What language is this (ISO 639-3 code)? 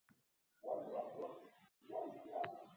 uzb